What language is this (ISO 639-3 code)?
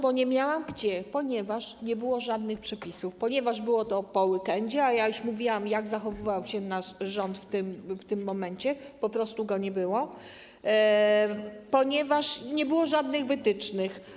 pol